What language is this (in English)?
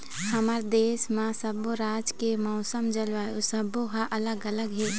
Chhattisgarhi